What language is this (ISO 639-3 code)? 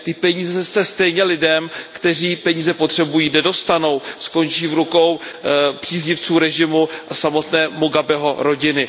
ces